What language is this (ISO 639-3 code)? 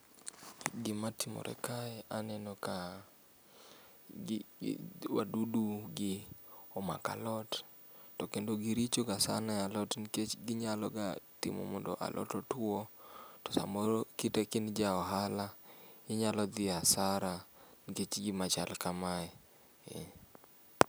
luo